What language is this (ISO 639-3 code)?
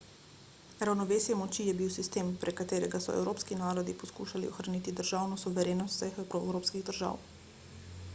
slv